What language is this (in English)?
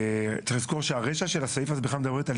Hebrew